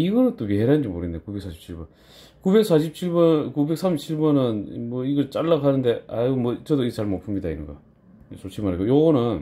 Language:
Korean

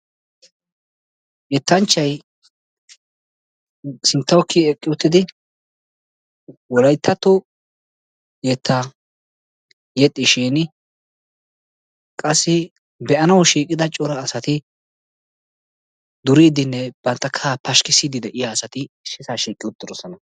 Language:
Wolaytta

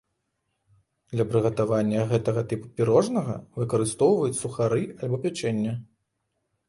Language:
Belarusian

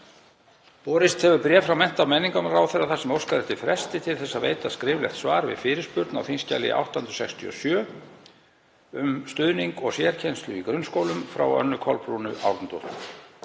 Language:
Icelandic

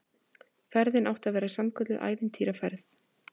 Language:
Icelandic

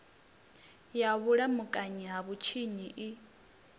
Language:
Venda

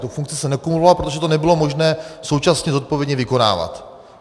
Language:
Czech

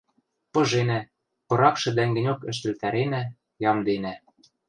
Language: Western Mari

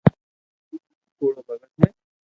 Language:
Loarki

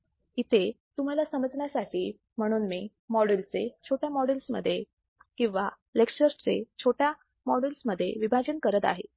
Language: Marathi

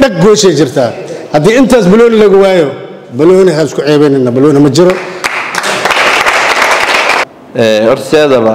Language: Arabic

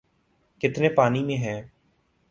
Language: Urdu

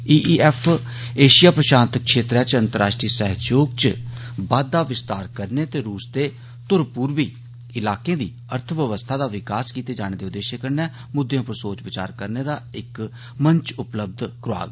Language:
Dogri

